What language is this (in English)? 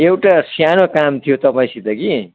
Nepali